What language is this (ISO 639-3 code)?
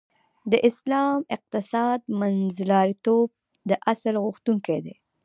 pus